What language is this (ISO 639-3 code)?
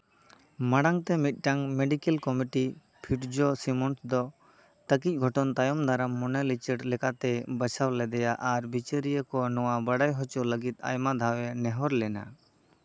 sat